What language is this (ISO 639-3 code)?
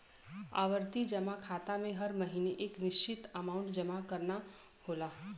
bho